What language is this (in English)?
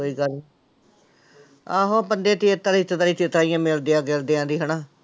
Punjabi